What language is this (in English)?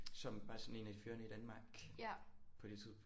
Danish